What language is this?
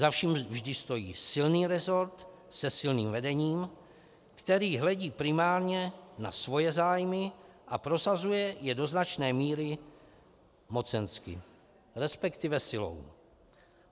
Czech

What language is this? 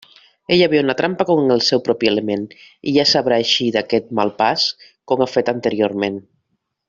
Catalan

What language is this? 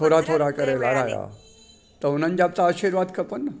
Sindhi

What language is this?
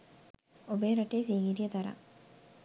Sinhala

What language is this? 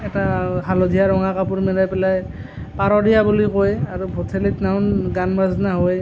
Assamese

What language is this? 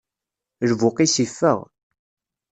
Kabyle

